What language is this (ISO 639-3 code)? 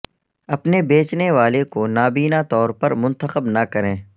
urd